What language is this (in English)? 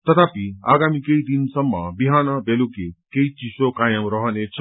Nepali